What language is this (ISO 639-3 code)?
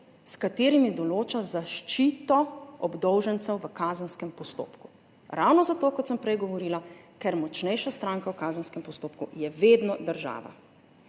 slv